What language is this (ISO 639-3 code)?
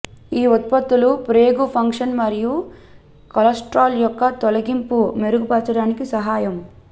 tel